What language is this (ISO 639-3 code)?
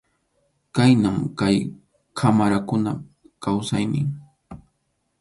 qxu